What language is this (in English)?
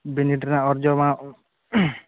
Santali